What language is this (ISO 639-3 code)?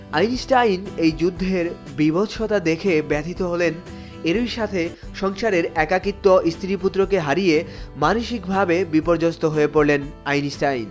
ben